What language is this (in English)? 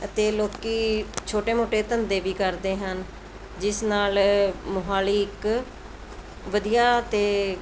Punjabi